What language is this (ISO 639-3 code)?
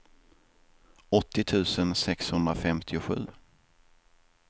swe